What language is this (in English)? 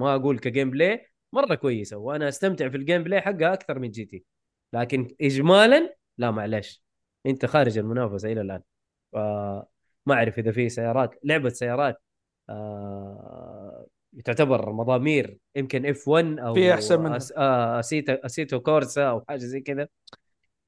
Arabic